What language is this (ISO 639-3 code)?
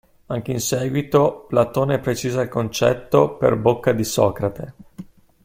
ita